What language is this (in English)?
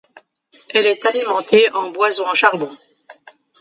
French